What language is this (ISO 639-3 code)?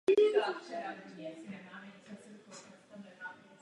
ces